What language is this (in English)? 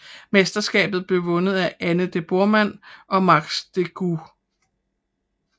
Danish